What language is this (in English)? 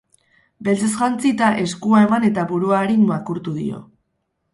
Basque